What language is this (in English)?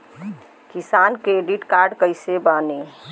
Bhojpuri